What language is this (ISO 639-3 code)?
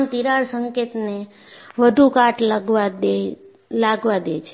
guj